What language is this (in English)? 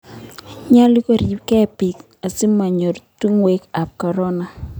Kalenjin